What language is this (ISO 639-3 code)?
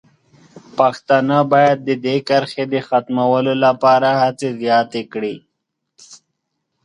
pus